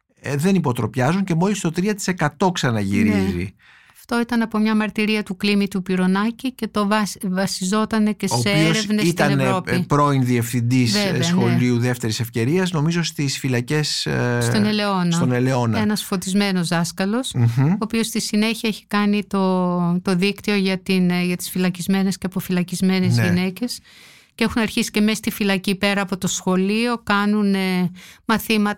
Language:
Greek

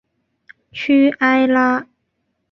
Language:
Chinese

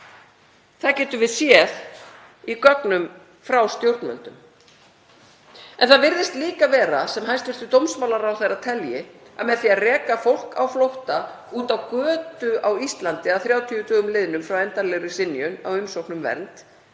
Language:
Icelandic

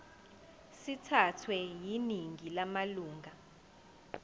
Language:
Zulu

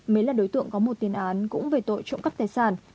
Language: Vietnamese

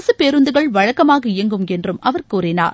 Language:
Tamil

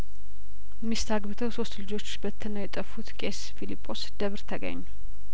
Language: Amharic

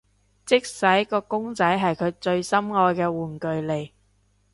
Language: Cantonese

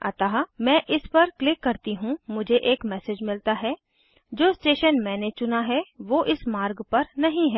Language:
Hindi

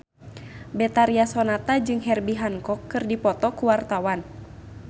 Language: Sundanese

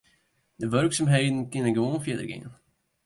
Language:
Western Frisian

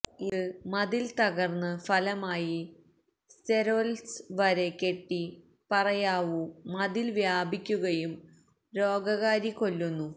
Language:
Malayalam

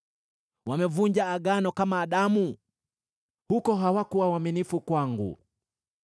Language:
Swahili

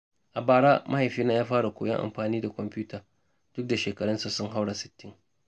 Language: Hausa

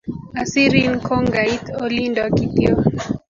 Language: Kalenjin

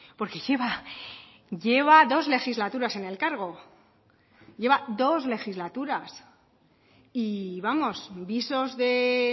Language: Spanish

